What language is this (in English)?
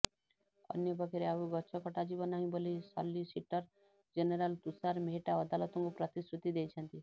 Odia